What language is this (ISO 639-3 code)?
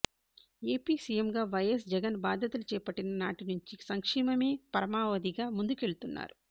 tel